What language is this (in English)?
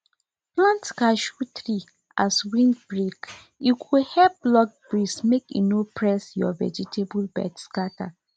Nigerian Pidgin